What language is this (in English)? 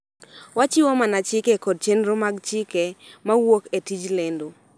Luo (Kenya and Tanzania)